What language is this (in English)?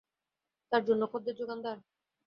Bangla